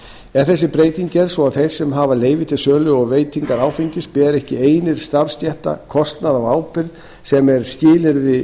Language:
Icelandic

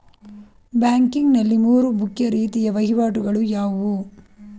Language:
Kannada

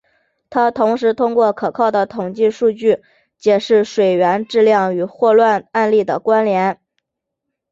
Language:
Chinese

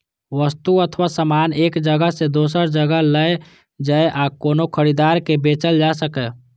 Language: Maithili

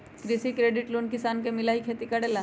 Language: Magahi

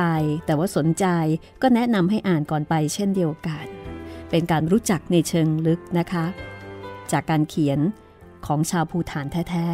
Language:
Thai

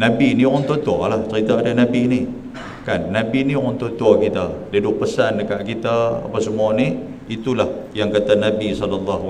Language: Malay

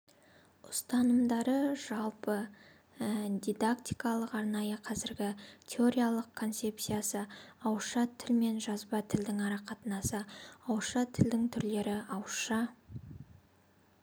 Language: Kazakh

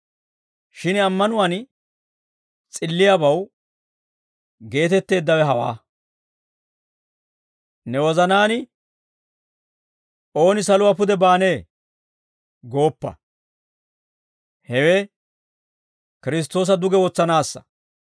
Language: Dawro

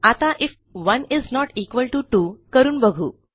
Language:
Marathi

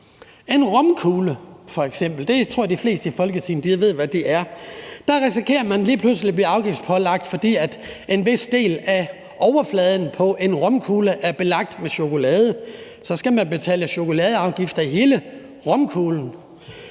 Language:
Danish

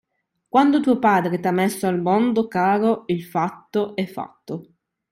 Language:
Italian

